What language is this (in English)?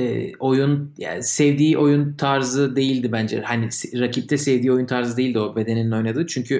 Turkish